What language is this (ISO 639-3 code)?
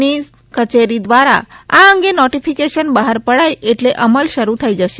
guj